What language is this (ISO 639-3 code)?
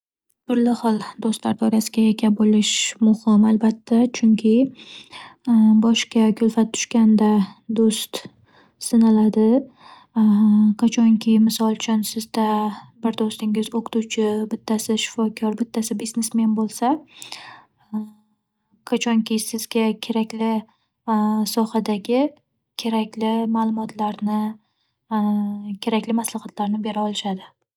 uzb